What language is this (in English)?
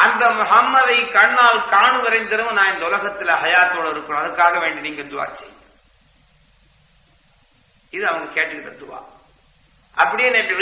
Tamil